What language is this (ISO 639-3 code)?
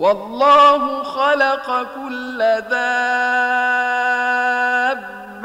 ara